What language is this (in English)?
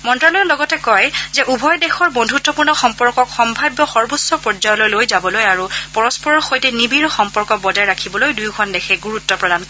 Assamese